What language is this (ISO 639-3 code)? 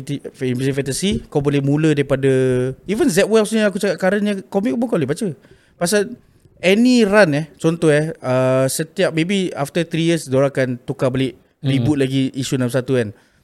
msa